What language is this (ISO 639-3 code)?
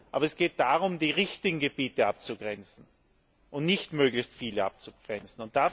deu